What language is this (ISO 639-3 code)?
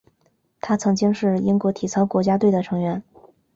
zho